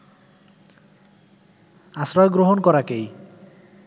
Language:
Bangla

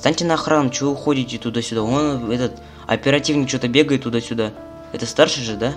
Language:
Russian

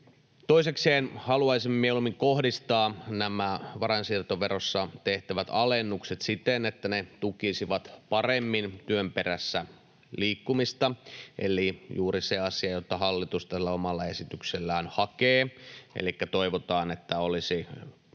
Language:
Finnish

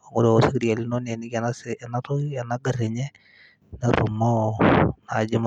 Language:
Masai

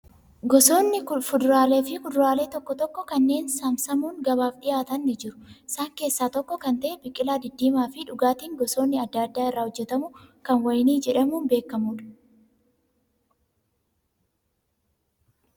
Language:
Oromo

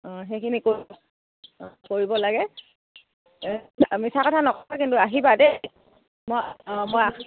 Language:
Assamese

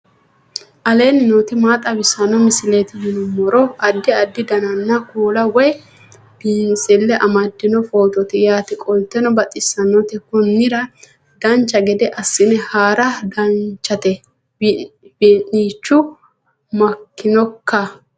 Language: Sidamo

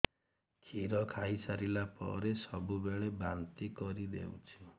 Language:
Odia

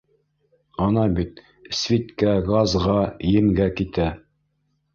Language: Bashkir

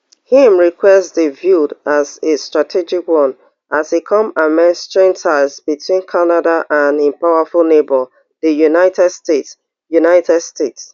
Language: Nigerian Pidgin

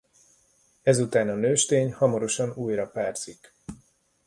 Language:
Hungarian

